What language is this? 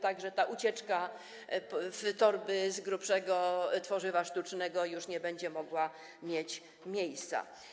Polish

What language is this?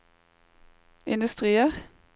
Norwegian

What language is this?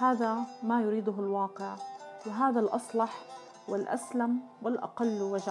Arabic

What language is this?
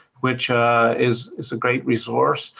English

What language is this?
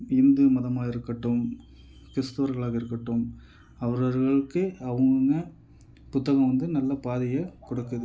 Tamil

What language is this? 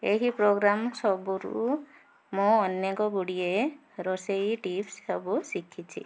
Odia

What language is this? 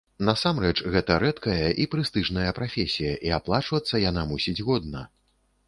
Belarusian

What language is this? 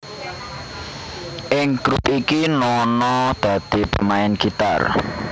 Javanese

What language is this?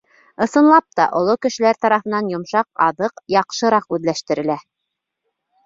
Bashkir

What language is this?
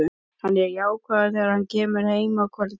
Icelandic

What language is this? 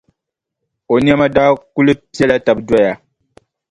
Dagbani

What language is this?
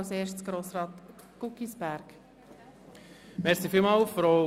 Swiss German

